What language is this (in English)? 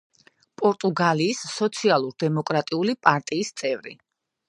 Georgian